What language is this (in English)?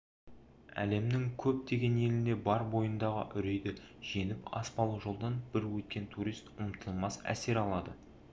Kazakh